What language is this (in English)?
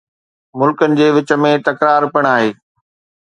Sindhi